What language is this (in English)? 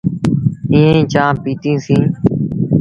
Sindhi Bhil